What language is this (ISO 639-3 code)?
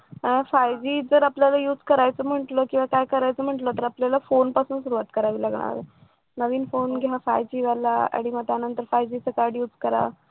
mar